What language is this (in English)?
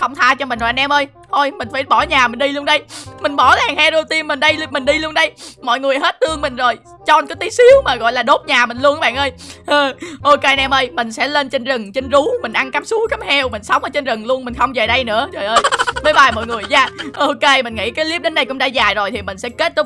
Vietnamese